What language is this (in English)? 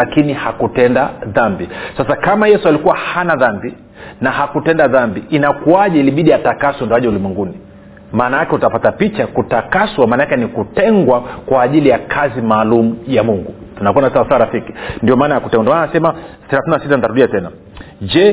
Swahili